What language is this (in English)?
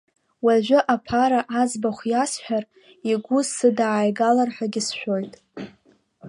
Abkhazian